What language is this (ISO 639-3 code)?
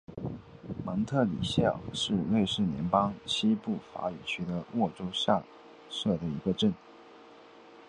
zho